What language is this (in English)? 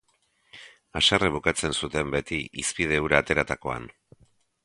Basque